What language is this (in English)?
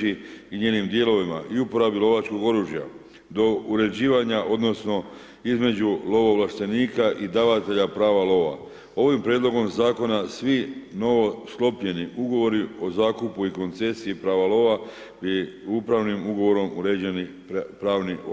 Croatian